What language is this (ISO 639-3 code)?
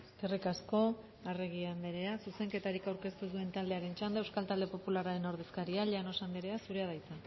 eus